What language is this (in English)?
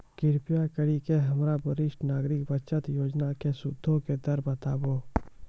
Maithili